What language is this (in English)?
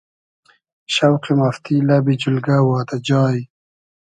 Hazaragi